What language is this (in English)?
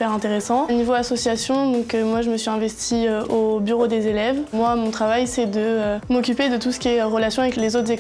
French